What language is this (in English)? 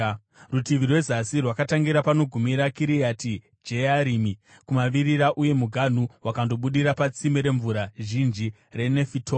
Shona